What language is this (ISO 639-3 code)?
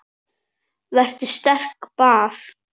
isl